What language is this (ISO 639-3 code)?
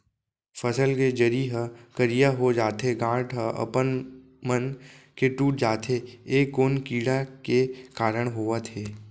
hne